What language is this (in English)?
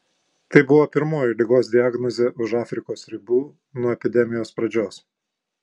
Lithuanian